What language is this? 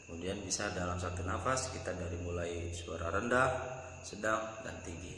Indonesian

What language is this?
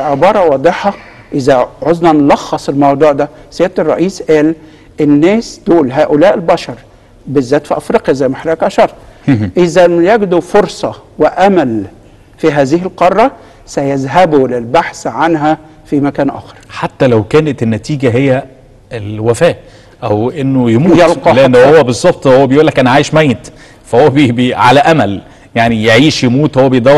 Arabic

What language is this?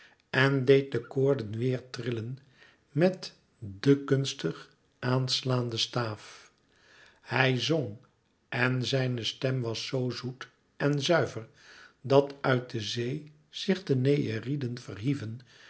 Dutch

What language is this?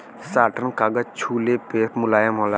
Bhojpuri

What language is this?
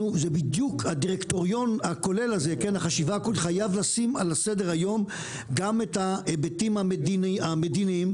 Hebrew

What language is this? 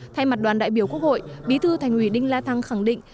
Vietnamese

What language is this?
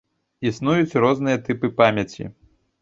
Belarusian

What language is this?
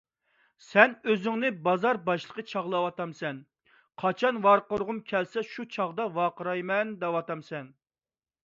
Uyghur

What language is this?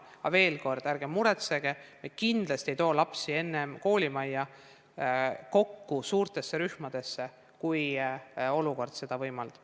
Estonian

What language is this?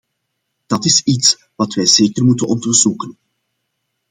Dutch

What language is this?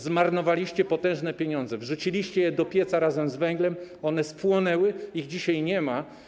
Polish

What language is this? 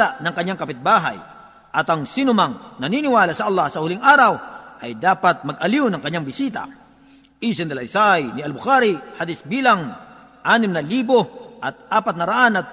Filipino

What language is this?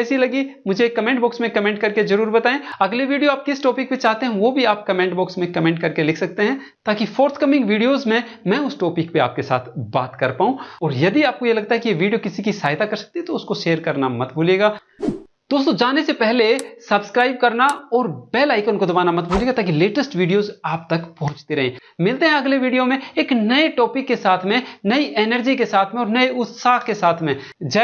Hindi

